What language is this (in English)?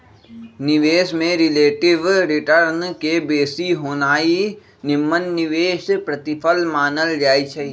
Magahi